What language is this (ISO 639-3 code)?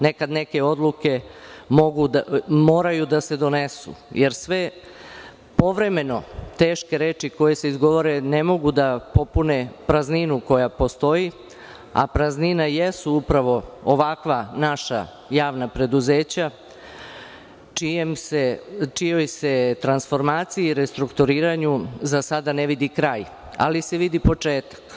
srp